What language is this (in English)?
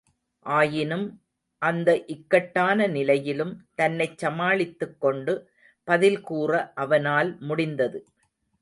Tamil